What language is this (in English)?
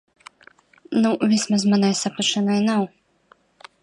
Latvian